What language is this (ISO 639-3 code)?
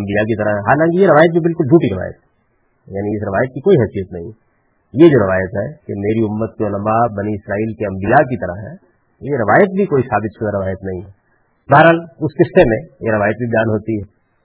urd